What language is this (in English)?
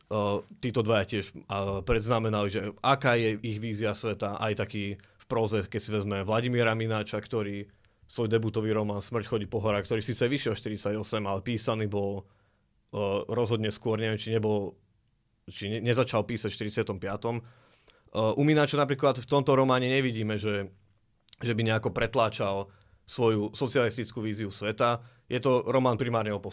Slovak